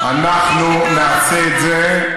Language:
Hebrew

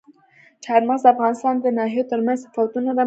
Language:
Pashto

